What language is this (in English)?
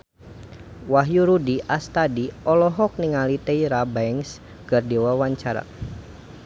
Sundanese